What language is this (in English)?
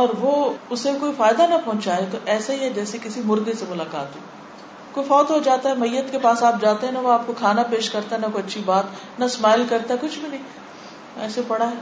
Urdu